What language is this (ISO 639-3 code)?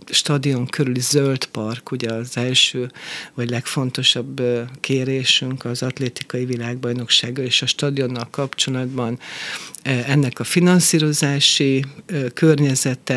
hun